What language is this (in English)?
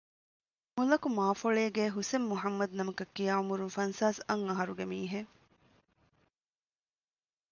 Divehi